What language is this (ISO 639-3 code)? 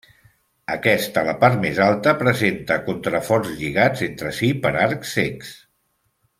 cat